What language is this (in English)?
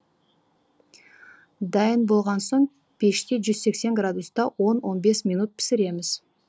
Kazakh